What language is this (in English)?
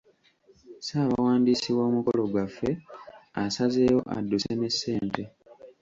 Ganda